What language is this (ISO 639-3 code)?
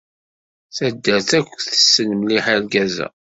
kab